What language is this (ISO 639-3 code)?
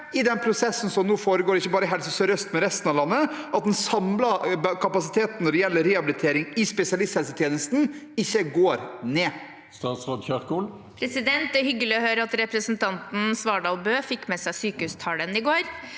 nor